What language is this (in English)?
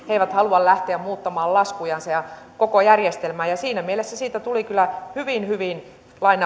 Finnish